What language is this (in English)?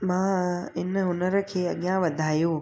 Sindhi